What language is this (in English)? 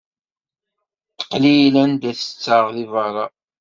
Kabyle